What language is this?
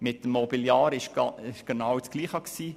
Swiss German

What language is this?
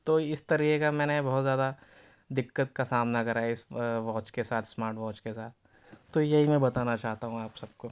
Urdu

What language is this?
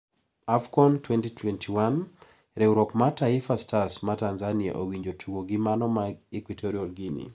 Luo (Kenya and Tanzania)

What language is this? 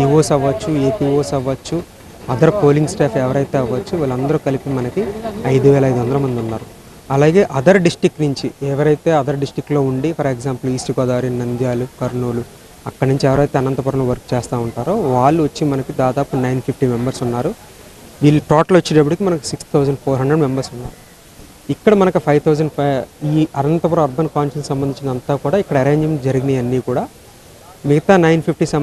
Telugu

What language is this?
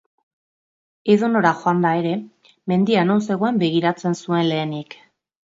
Basque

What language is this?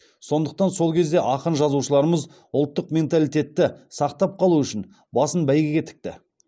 Kazakh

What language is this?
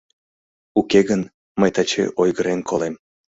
Mari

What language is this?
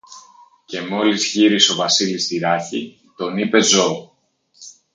Greek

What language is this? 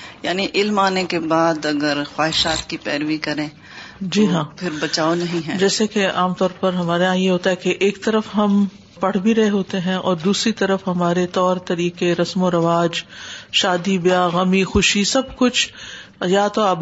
Urdu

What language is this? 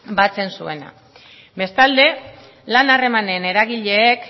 Basque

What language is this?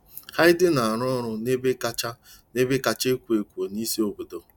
Igbo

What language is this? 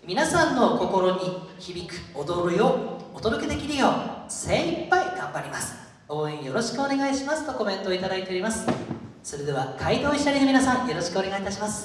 Japanese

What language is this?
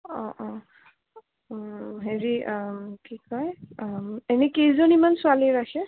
Assamese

